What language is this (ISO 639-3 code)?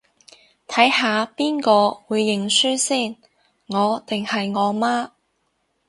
yue